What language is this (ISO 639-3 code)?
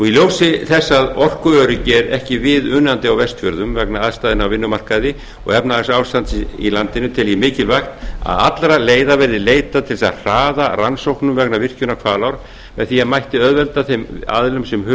isl